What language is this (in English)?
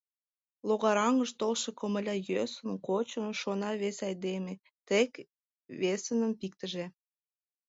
Mari